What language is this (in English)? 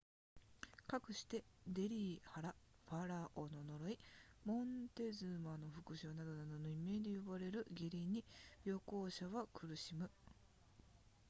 Japanese